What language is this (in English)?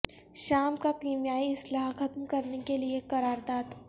Urdu